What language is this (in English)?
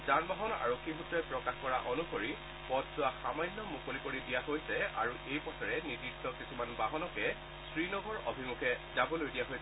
Assamese